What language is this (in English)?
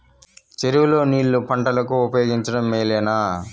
Telugu